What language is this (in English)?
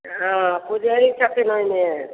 Maithili